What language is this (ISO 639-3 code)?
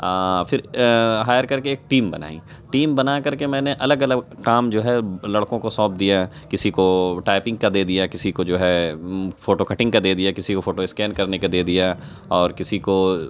urd